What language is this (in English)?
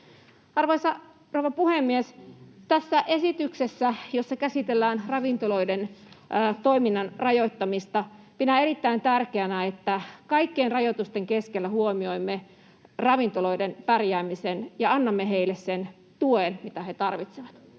Finnish